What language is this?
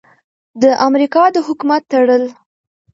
Pashto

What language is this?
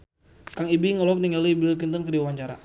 Sundanese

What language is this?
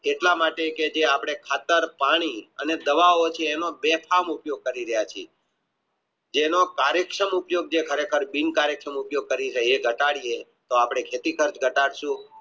Gujarati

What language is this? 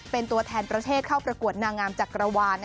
Thai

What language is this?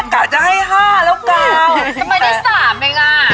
Thai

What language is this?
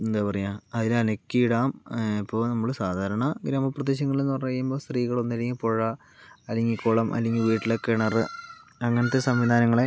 Malayalam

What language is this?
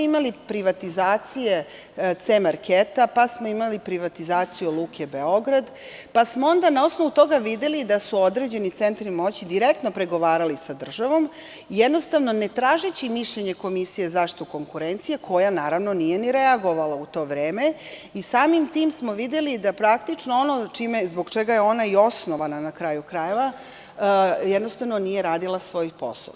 Serbian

